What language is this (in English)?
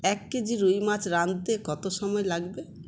Bangla